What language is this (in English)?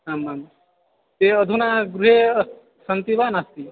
Sanskrit